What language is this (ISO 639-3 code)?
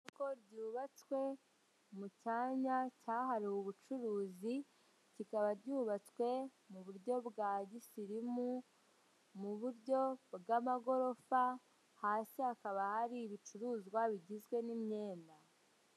kin